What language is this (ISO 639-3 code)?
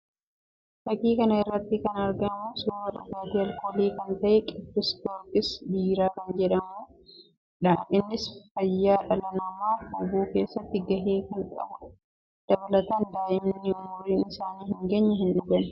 orm